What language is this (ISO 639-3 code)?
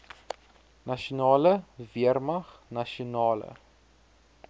afr